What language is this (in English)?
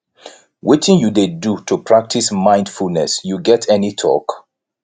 Nigerian Pidgin